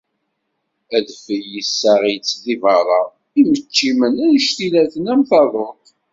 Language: Kabyle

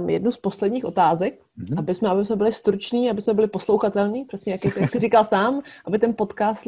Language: Czech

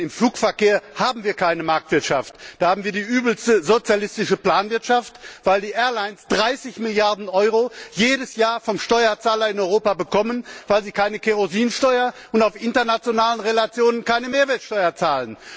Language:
German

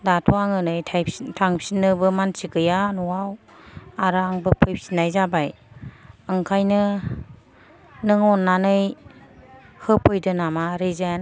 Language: Bodo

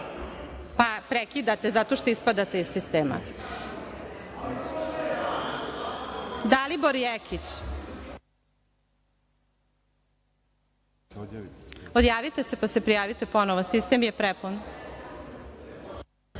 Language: Serbian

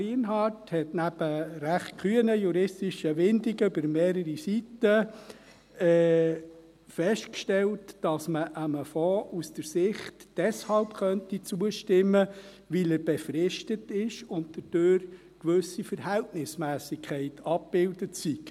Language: Swiss German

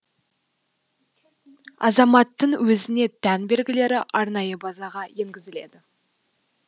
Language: Kazakh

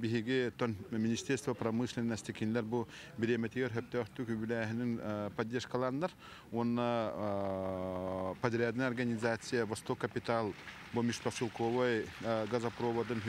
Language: Turkish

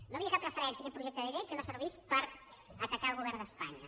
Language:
Catalan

